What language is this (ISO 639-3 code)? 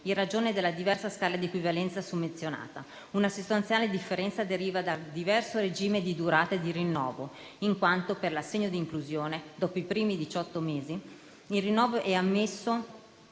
ita